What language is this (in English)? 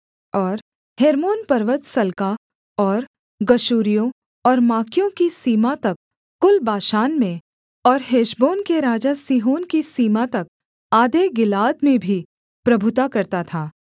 Hindi